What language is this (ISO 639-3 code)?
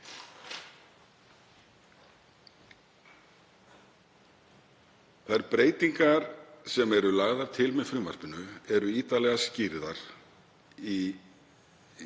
isl